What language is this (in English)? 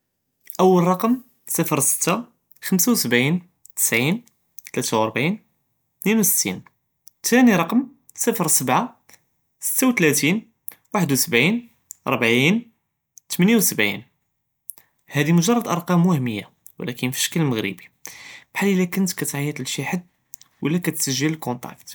Judeo-Arabic